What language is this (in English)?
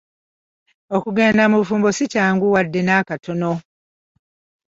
Ganda